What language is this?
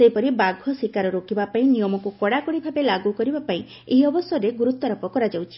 Odia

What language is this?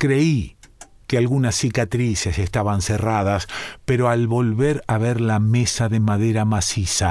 Spanish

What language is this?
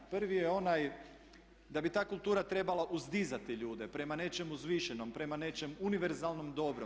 Croatian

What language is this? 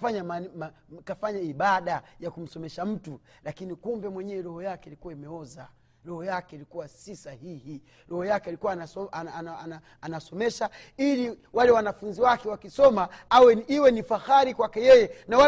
Swahili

